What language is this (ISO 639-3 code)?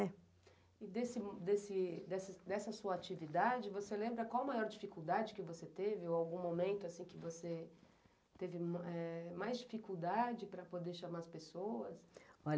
por